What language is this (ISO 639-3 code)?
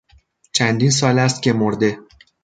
fas